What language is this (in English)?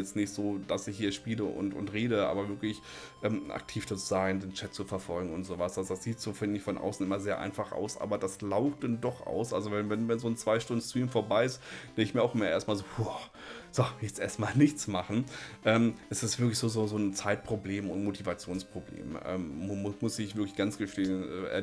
German